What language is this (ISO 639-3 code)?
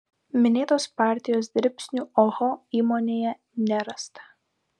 lit